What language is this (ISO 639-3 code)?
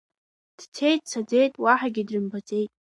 abk